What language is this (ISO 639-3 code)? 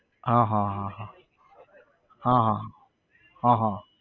guj